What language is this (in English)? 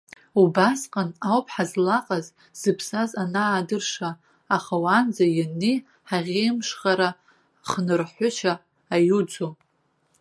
Abkhazian